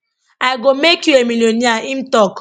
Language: Nigerian Pidgin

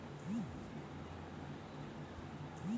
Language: Bangla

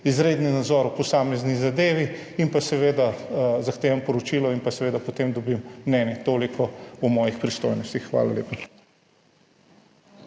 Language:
Slovenian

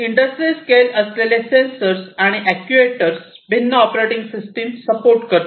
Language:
Marathi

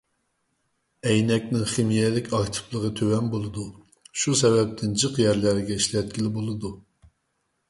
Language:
Uyghur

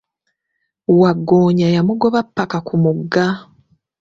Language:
Ganda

